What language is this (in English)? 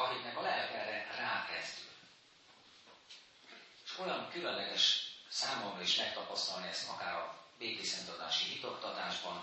Hungarian